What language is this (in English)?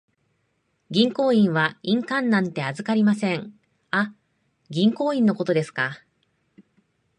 Japanese